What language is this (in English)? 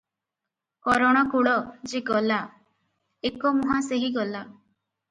Odia